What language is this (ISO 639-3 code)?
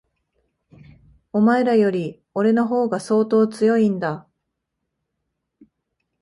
jpn